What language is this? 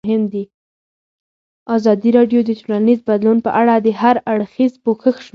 Pashto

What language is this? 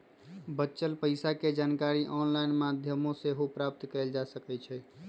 Magahi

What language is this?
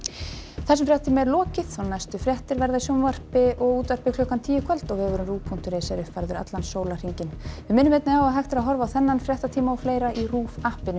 Icelandic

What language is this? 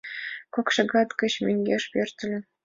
Mari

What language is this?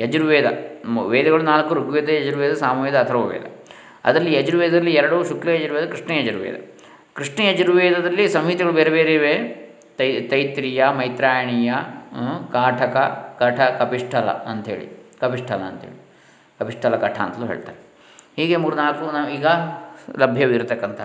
Kannada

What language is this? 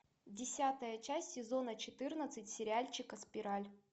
Russian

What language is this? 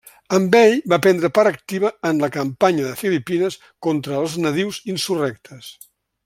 Catalan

